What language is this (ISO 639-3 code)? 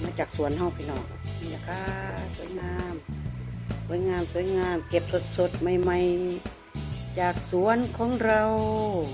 tha